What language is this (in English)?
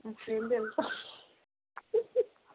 Telugu